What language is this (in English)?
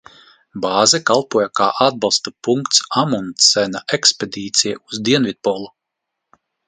Latvian